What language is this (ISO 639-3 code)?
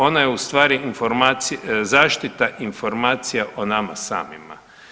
hrv